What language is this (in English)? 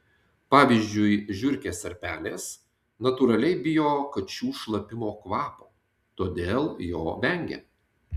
Lithuanian